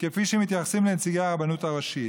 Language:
Hebrew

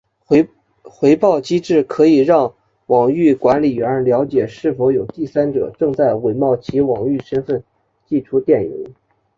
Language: Chinese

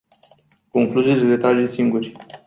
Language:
Romanian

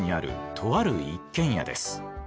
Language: Japanese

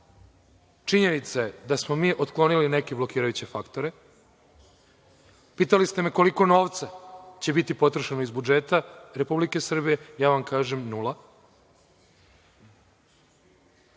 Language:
Serbian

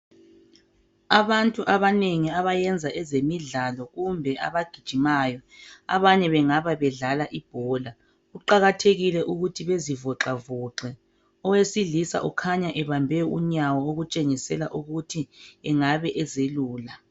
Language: North Ndebele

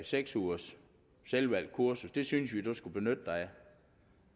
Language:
Danish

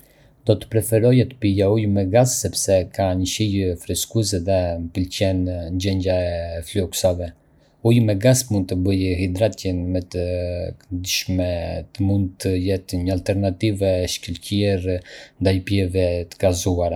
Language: Arbëreshë Albanian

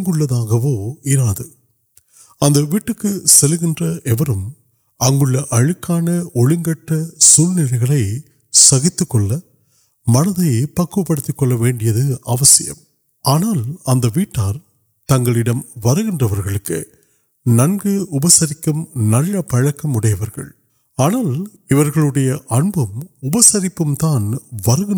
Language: Urdu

